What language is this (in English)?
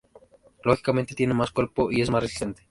Spanish